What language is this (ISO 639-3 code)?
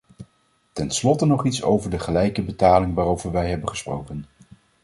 nld